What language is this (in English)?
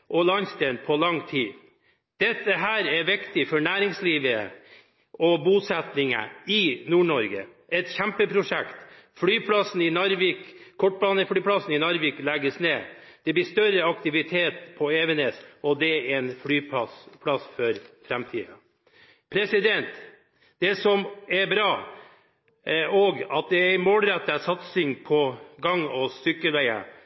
Norwegian Bokmål